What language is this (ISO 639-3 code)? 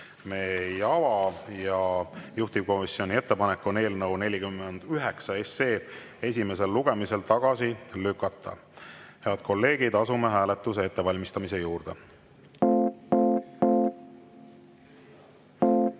est